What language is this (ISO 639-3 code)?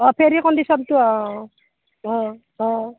asm